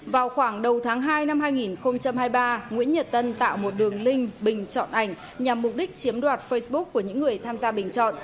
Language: Vietnamese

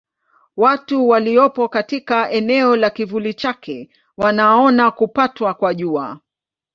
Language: Swahili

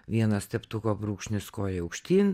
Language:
Lithuanian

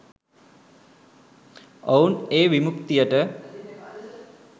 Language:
Sinhala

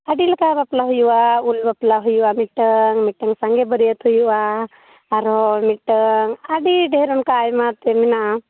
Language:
Santali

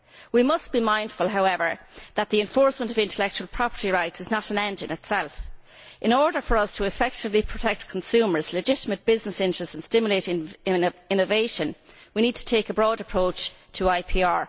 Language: English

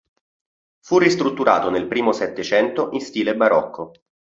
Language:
Italian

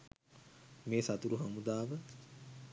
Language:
Sinhala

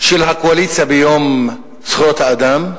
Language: Hebrew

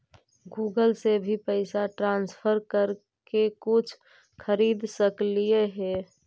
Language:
Magahi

